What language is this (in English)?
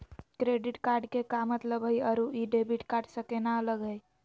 Magahi